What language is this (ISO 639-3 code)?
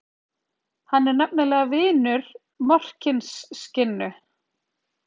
isl